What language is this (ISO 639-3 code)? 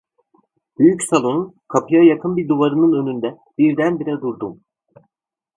tur